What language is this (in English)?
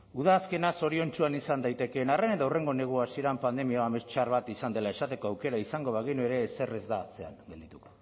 Basque